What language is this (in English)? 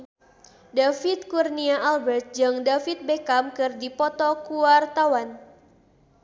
Sundanese